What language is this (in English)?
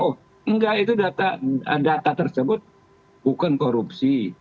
Indonesian